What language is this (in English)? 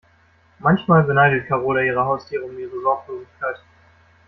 German